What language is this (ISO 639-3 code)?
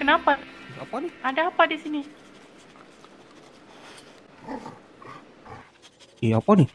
msa